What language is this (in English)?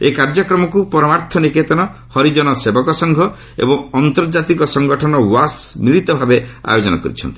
Odia